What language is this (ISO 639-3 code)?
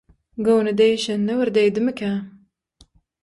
tuk